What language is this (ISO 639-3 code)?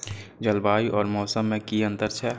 mai